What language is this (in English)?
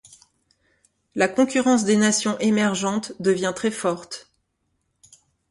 French